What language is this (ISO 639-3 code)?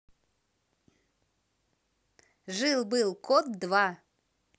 rus